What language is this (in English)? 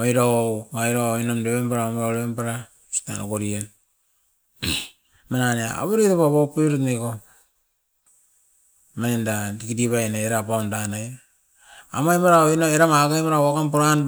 Askopan